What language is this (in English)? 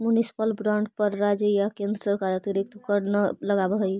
Magahi